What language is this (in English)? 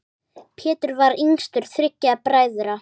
Icelandic